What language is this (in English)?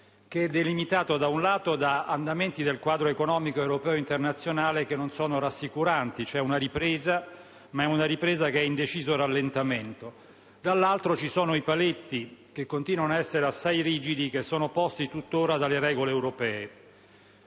Italian